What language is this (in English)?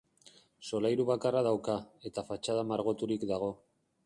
Basque